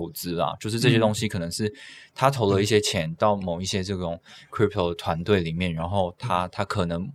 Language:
Chinese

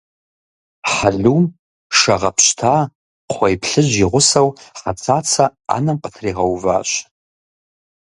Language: Kabardian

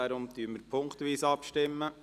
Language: Swiss German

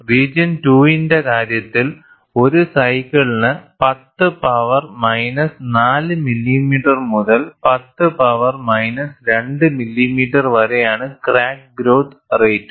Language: Malayalam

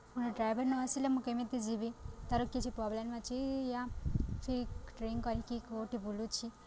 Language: Odia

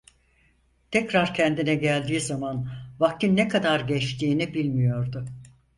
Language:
Turkish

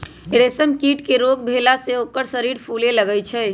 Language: Magahi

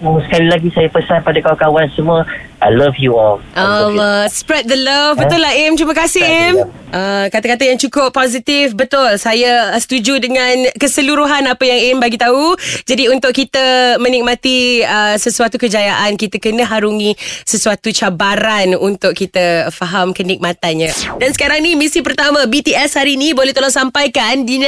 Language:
Malay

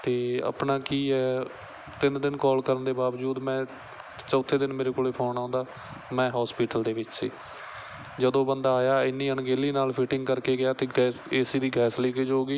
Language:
Punjabi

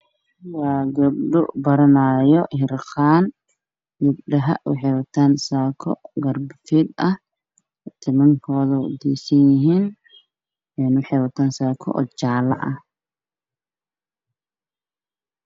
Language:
Somali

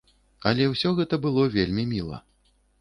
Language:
Belarusian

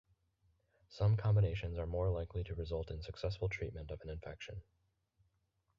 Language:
English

